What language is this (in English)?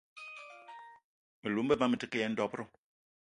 Eton (Cameroon)